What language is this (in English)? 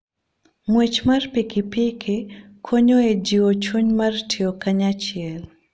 Luo (Kenya and Tanzania)